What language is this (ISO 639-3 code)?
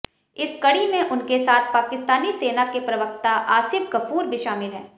hin